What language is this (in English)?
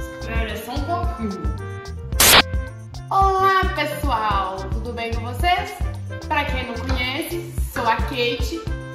Portuguese